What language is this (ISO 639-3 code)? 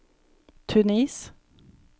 nor